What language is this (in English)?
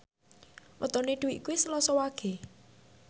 Javanese